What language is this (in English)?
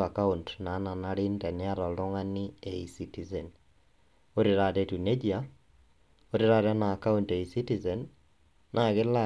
Masai